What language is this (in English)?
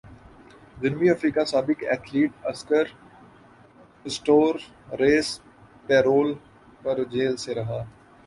Urdu